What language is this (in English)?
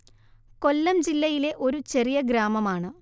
Malayalam